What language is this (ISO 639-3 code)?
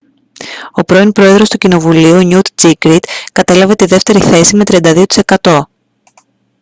ell